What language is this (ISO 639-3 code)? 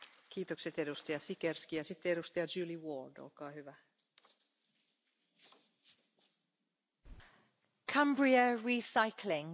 eng